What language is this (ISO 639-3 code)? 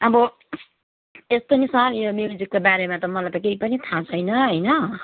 nep